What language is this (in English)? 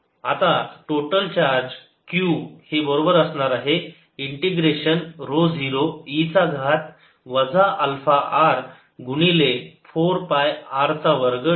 Marathi